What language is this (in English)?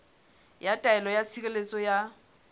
Southern Sotho